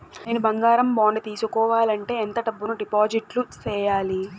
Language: Telugu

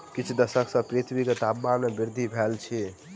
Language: Maithili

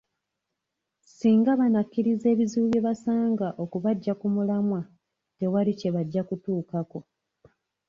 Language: Ganda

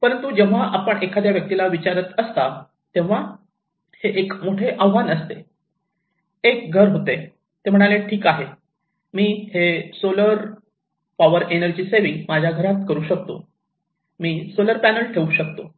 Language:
Marathi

